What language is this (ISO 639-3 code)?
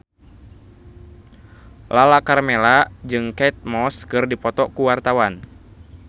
sun